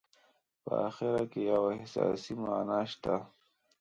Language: Pashto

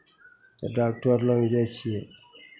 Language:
Maithili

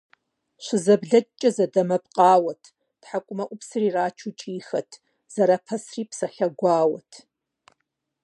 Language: Kabardian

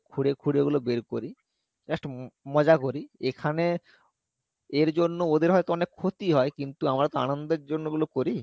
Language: Bangla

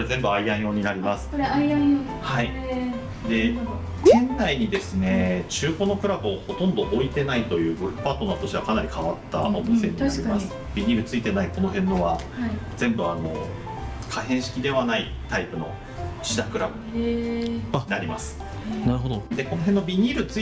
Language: Japanese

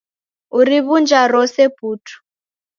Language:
Taita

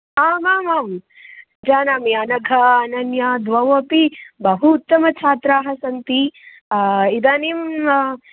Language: Sanskrit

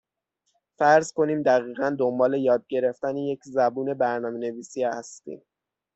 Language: Persian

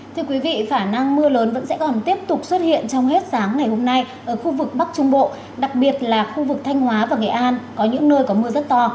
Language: Vietnamese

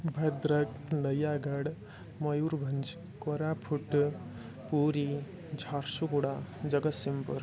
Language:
Sanskrit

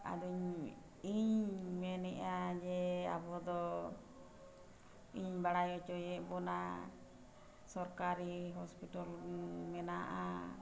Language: Santali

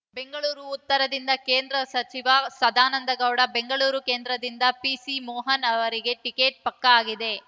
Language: Kannada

